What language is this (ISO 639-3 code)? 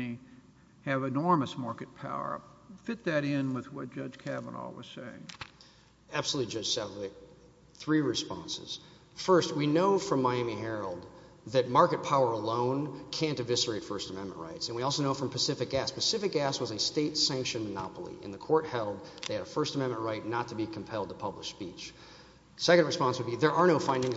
eng